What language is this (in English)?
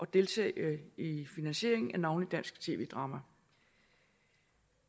Danish